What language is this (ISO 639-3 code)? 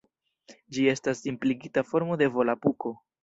epo